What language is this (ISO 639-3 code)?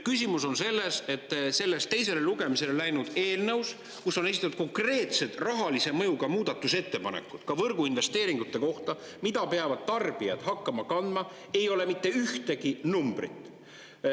est